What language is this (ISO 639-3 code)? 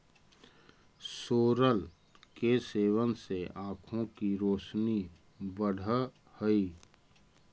mag